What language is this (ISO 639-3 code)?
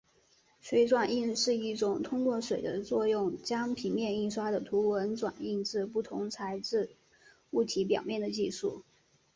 zho